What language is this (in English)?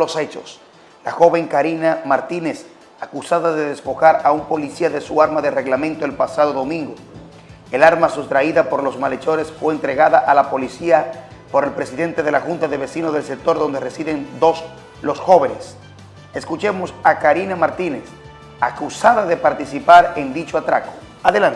Spanish